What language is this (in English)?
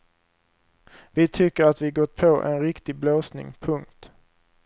Swedish